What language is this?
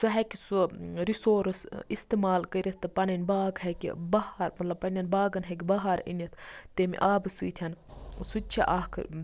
Kashmiri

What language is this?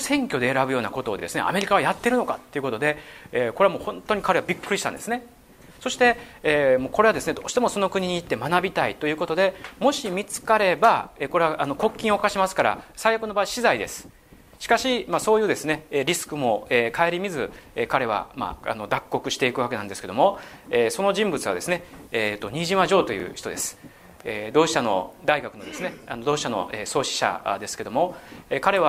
Japanese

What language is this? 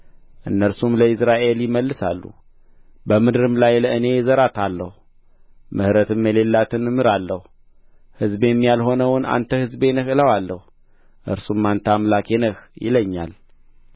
Amharic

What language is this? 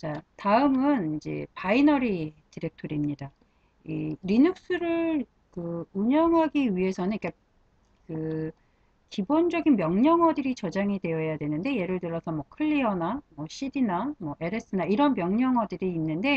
Korean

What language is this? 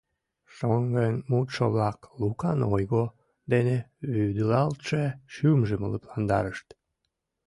Mari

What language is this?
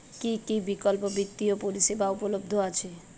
Bangla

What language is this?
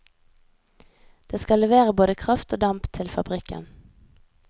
Norwegian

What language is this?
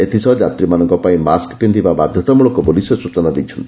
Odia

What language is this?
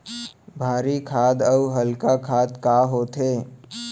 Chhattisgarhi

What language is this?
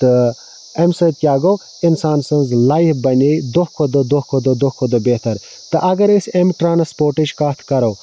Kashmiri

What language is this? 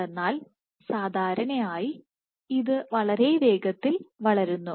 Malayalam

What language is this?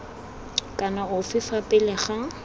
Tswana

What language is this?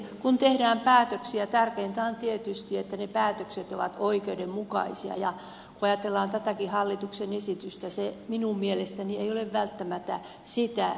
Finnish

